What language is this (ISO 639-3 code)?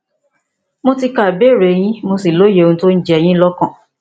yor